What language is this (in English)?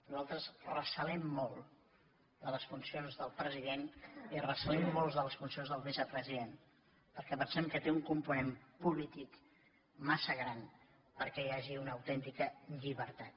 Catalan